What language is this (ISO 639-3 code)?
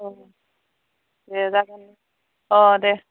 brx